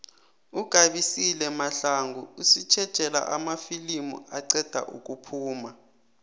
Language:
South Ndebele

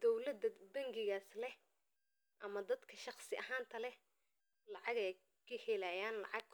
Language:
Somali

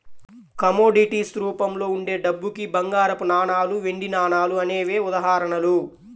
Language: Telugu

